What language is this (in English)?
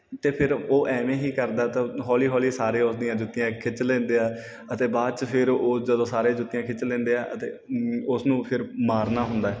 Punjabi